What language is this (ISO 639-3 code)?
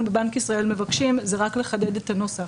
heb